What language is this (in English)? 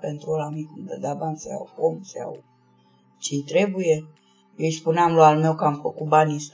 Romanian